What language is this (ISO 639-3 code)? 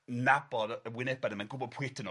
cym